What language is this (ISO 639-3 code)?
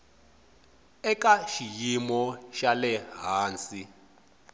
tso